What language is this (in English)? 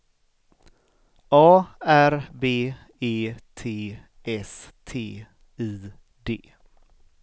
Swedish